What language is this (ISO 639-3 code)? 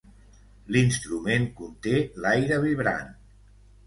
cat